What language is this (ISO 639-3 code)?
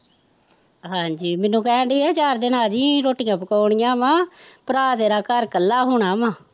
pan